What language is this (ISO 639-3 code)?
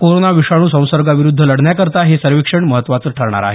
mar